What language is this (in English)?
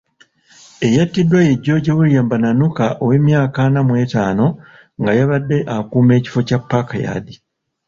Ganda